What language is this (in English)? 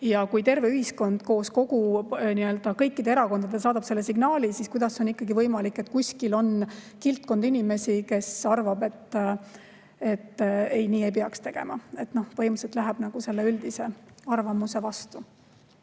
Estonian